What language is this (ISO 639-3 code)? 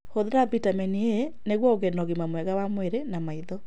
kik